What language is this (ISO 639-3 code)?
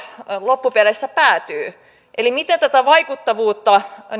fin